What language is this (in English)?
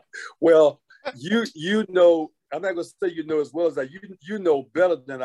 English